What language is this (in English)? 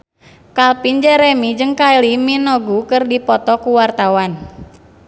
Sundanese